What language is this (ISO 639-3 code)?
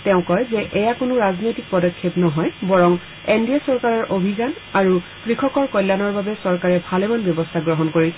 asm